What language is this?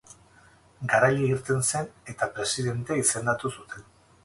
Basque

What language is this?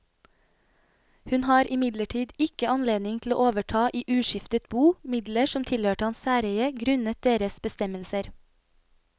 Norwegian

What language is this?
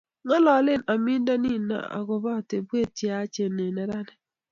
Kalenjin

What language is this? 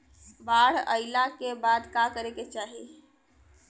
Bhojpuri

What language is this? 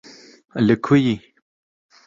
Kurdish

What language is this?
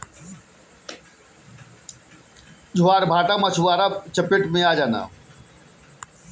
Bhojpuri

